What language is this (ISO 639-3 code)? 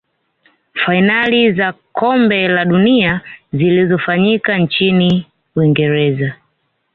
swa